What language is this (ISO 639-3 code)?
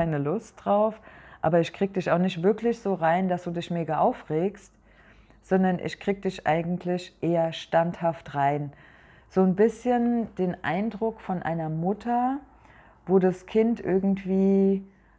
deu